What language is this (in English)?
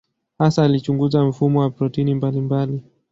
Swahili